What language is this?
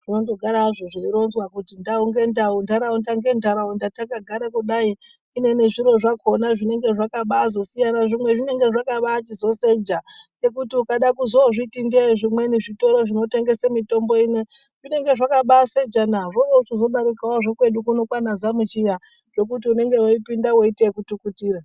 Ndau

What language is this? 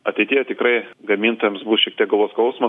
Lithuanian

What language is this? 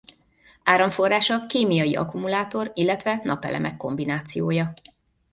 Hungarian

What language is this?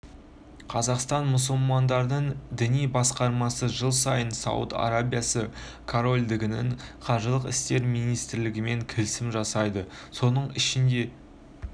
Kazakh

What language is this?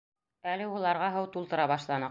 Bashkir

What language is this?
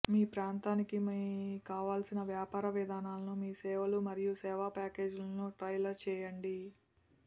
Telugu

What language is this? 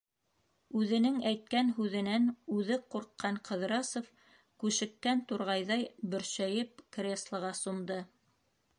Bashkir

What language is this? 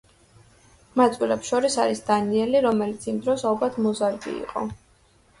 Georgian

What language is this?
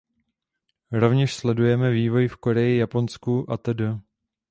Czech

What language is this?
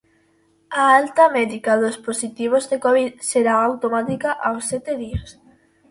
Galician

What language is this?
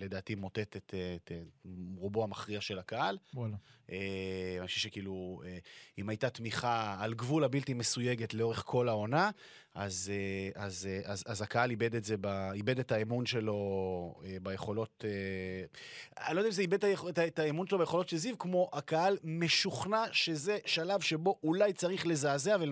Hebrew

